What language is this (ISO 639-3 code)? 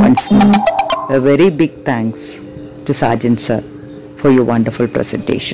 mal